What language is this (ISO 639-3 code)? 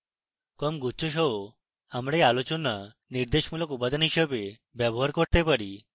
ben